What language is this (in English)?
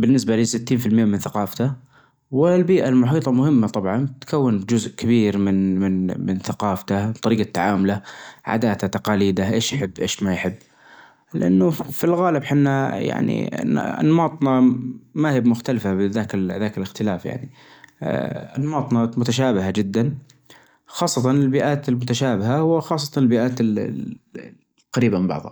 Najdi Arabic